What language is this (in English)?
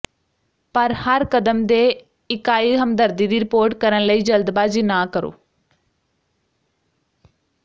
Punjabi